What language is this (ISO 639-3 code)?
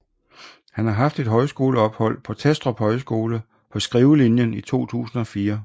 dan